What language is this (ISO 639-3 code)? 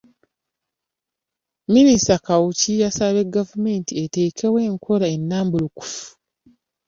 lug